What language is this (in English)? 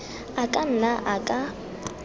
Tswana